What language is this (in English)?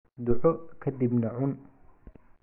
Somali